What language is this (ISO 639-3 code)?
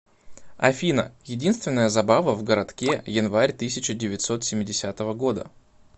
rus